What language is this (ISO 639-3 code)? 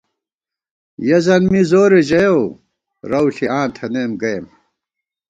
gwt